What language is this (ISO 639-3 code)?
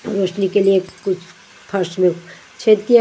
hin